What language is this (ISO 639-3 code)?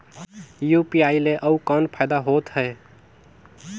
hne